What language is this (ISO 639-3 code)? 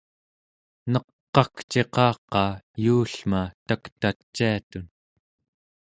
esu